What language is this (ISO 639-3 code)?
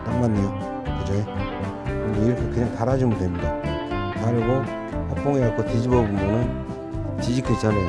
kor